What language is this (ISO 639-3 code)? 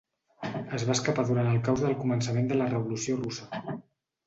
cat